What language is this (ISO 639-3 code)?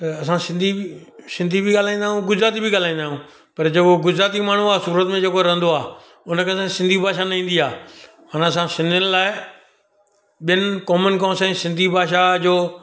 snd